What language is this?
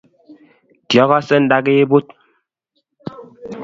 Kalenjin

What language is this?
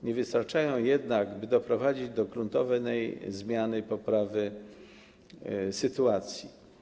Polish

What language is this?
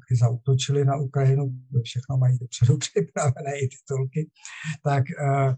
Czech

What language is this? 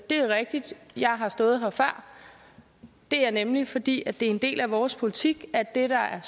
Danish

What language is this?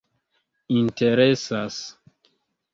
Esperanto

